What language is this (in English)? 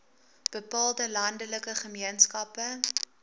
Afrikaans